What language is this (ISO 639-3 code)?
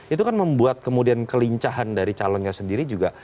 ind